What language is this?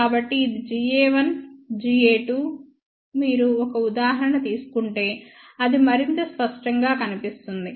Telugu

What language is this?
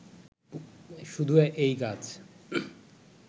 Bangla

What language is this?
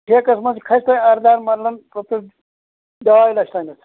Kashmiri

